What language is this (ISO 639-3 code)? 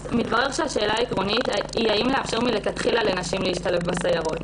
heb